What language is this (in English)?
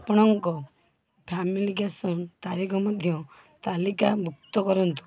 Odia